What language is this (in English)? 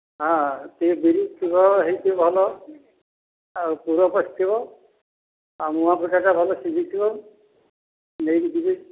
Odia